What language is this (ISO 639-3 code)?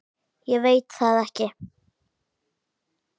isl